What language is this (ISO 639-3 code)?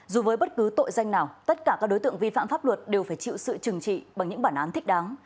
vie